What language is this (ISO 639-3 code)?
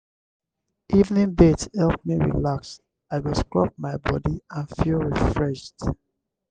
pcm